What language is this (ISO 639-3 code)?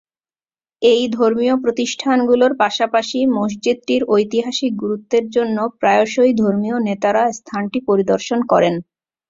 ben